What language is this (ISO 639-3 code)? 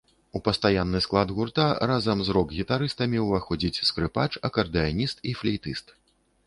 bel